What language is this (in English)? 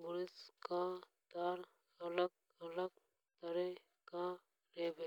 Hadothi